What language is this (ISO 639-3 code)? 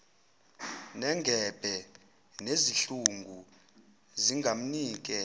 zul